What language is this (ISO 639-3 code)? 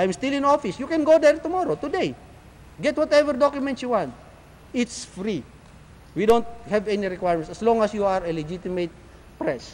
fil